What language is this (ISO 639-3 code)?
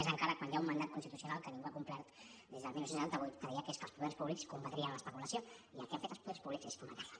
cat